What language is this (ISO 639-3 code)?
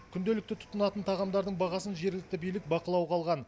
kaz